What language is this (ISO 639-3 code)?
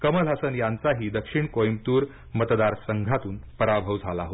mar